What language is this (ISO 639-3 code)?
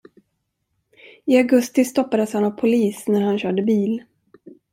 swe